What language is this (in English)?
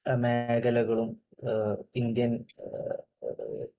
Malayalam